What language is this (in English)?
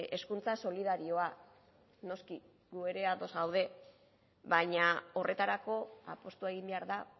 Basque